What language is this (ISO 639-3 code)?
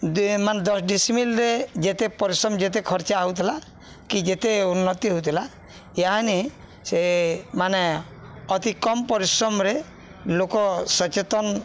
ori